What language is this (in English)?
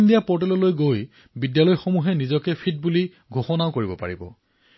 Assamese